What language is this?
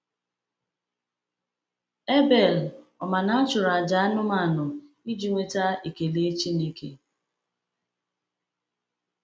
Igbo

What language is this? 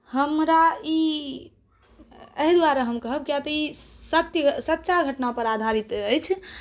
Maithili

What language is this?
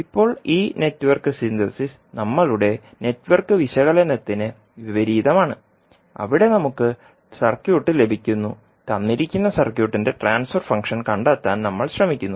Malayalam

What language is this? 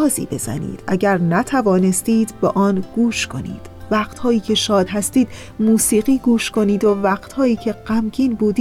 Persian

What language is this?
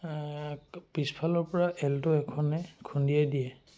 Assamese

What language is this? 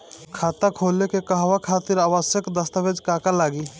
Bhojpuri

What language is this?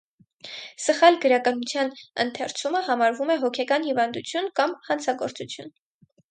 Armenian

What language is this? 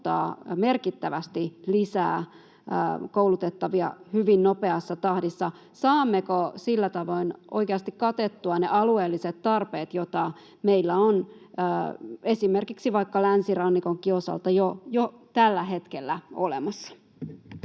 Finnish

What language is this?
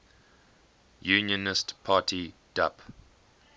English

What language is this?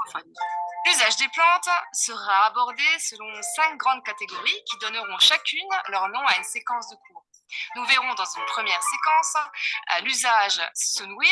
French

